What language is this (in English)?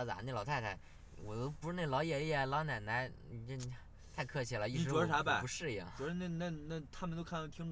Chinese